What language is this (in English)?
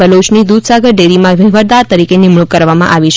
Gujarati